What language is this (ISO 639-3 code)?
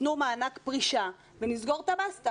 heb